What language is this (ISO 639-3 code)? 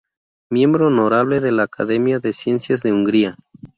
spa